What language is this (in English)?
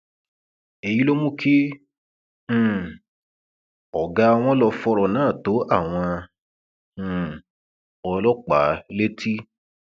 Yoruba